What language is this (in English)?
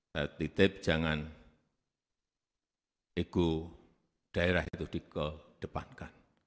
Indonesian